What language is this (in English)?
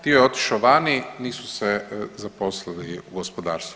Croatian